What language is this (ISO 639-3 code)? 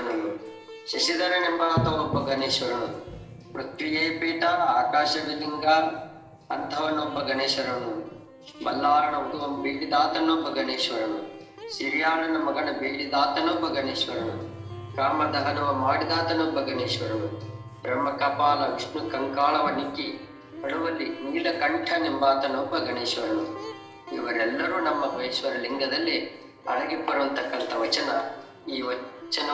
ron